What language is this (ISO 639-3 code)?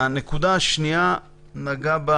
heb